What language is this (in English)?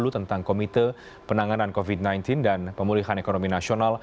Indonesian